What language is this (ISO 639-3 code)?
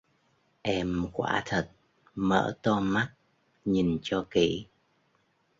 vie